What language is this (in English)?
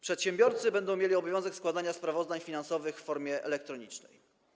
Polish